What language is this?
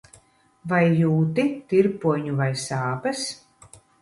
Latvian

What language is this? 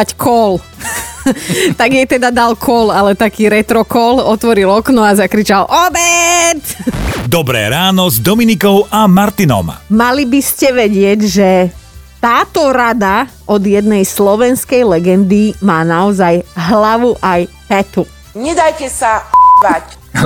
Slovak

